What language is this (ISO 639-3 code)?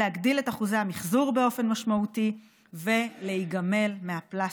heb